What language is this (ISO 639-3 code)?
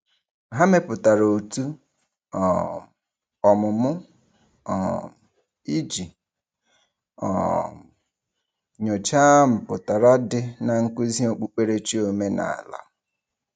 ibo